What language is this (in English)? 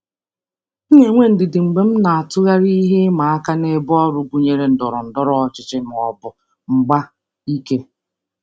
Igbo